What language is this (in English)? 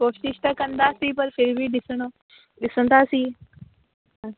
Sindhi